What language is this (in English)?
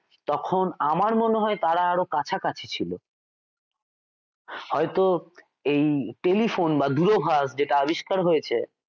Bangla